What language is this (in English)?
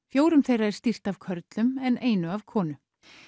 Icelandic